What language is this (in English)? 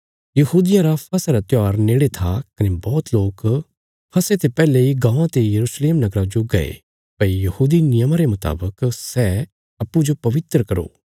Bilaspuri